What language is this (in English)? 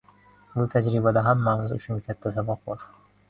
Uzbek